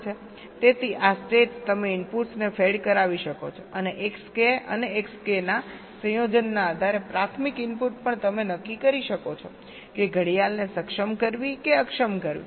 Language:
Gujarati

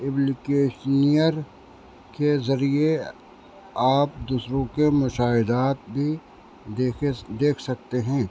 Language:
Urdu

